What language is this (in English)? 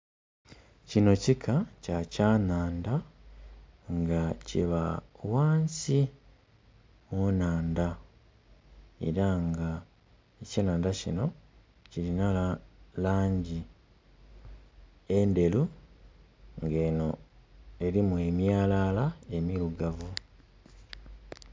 Soga